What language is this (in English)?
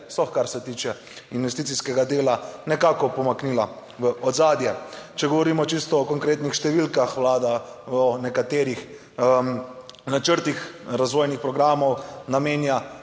Slovenian